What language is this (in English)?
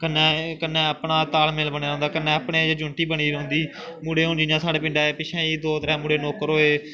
Dogri